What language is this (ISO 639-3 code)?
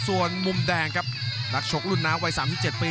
tha